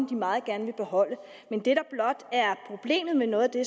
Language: Danish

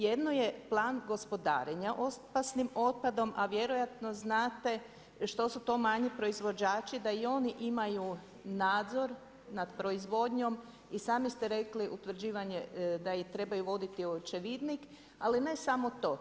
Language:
Croatian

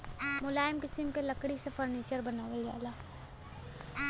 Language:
Bhojpuri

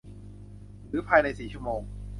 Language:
Thai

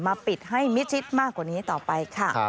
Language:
Thai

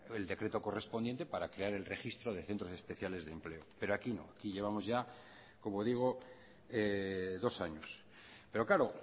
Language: Spanish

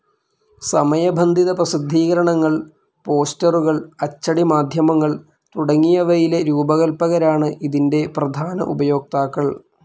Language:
Malayalam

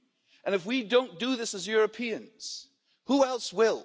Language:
English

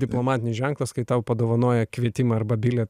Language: Lithuanian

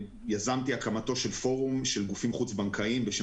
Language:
Hebrew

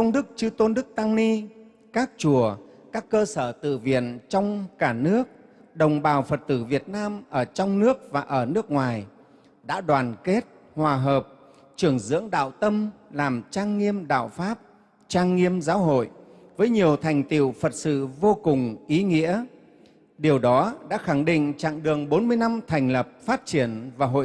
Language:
Vietnamese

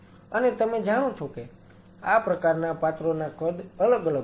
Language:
Gujarati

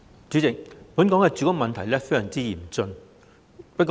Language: Cantonese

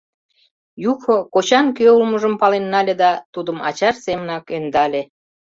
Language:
Mari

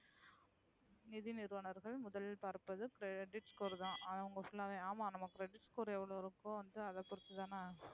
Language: Tamil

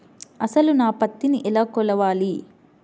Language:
Telugu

